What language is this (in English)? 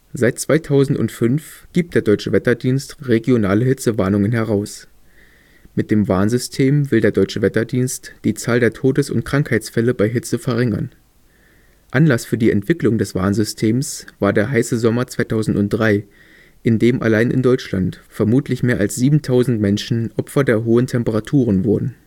German